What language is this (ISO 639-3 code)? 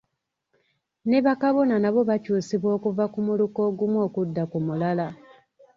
lug